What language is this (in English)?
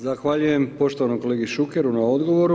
Croatian